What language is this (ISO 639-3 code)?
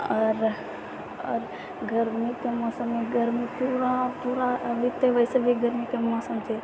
mai